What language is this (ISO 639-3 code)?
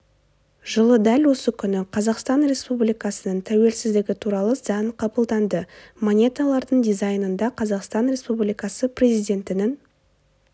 kaz